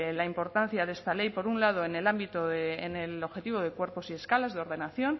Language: Spanish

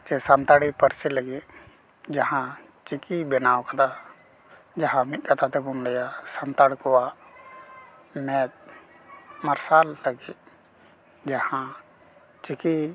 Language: Santali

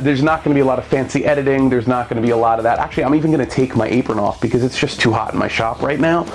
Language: English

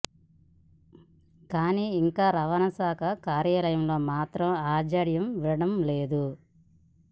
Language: Telugu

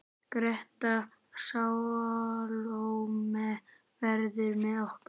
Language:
Icelandic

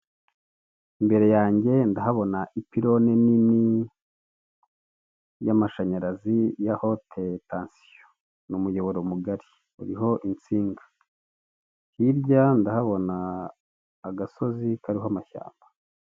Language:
Kinyarwanda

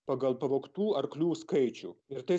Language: Lithuanian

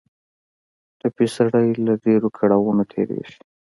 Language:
Pashto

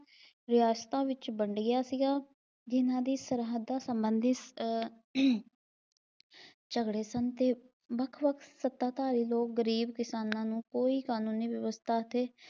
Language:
Punjabi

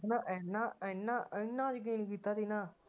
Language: Punjabi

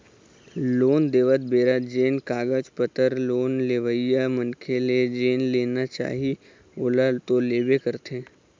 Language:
Chhattisgarhi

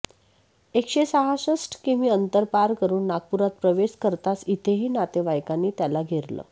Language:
Marathi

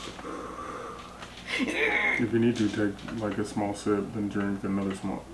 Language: English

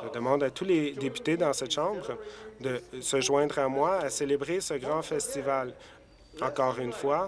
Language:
French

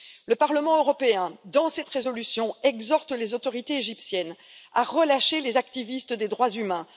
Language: French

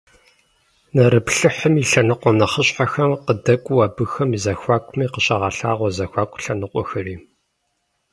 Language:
Kabardian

